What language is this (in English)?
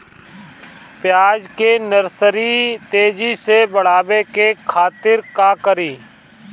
Bhojpuri